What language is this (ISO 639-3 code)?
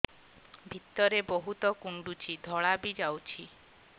ori